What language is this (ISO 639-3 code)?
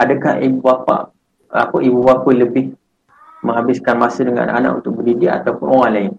msa